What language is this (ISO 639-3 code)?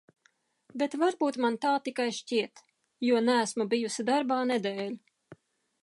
lav